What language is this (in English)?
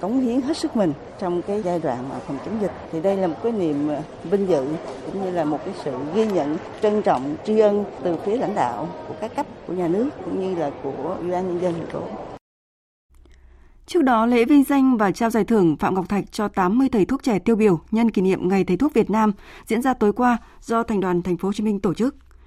Vietnamese